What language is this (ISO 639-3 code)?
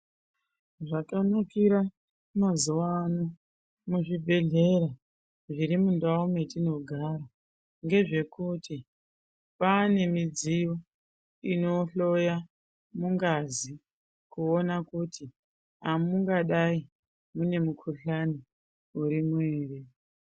ndc